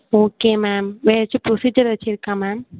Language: Tamil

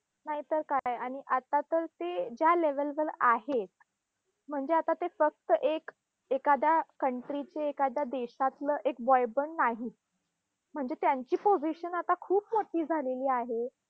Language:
Marathi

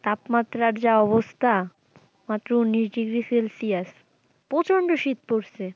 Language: Bangla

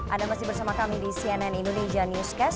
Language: Indonesian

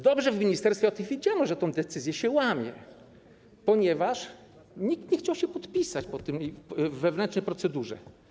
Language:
Polish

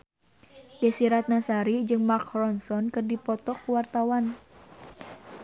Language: Sundanese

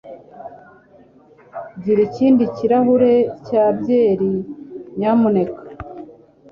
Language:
Kinyarwanda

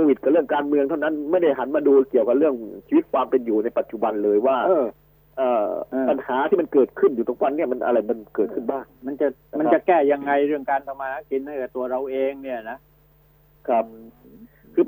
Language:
Thai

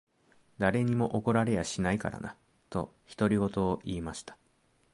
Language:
Japanese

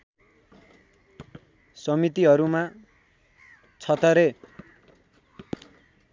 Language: Nepali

